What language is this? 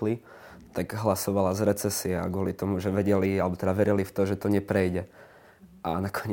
Slovak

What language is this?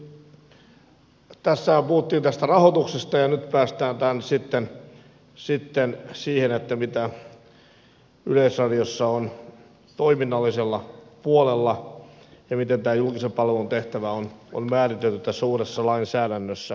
Finnish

